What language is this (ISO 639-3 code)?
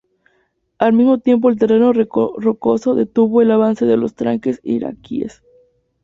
spa